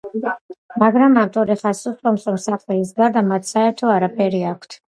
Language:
Georgian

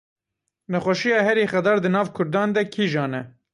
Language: Kurdish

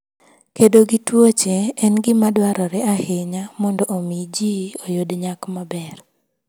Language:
Luo (Kenya and Tanzania)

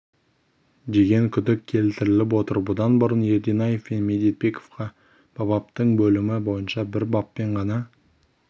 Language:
Kazakh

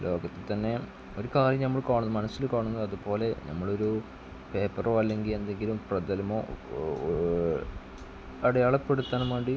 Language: Malayalam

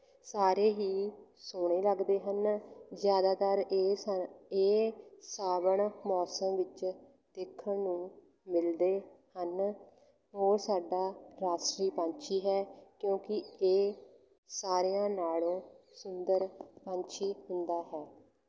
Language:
Punjabi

